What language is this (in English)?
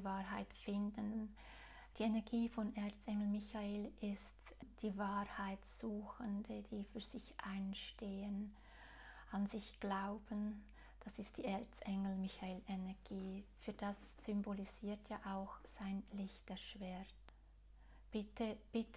German